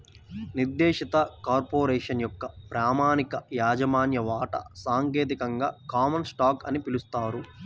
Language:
Telugu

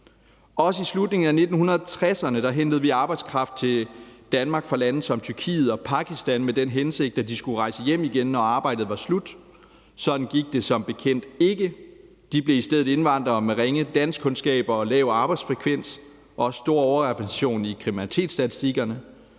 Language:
Danish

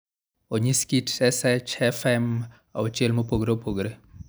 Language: Luo (Kenya and Tanzania)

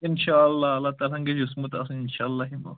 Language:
Kashmiri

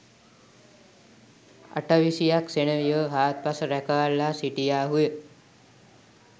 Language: Sinhala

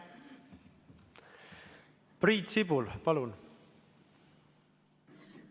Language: Estonian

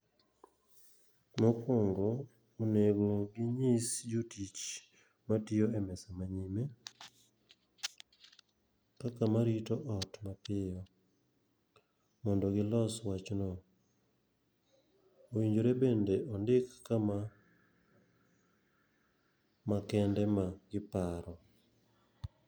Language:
Luo (Kenya and Tanzania)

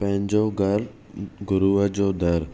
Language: Sindhi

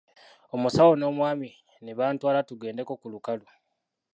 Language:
Ganda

